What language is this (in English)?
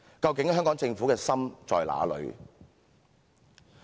Cantonese